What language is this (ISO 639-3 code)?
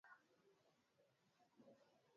swa